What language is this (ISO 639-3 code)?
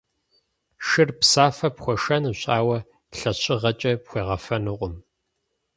kbd